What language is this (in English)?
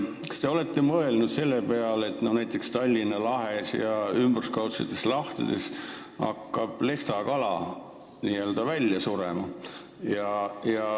Estonian